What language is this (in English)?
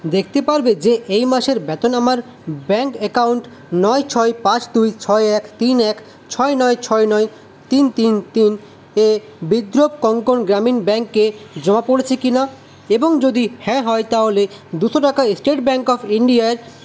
Bangla